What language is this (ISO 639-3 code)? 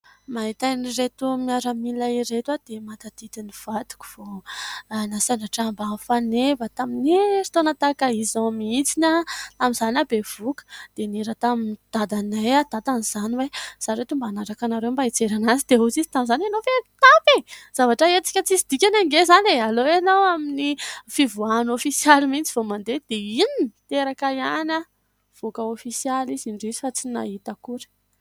mlg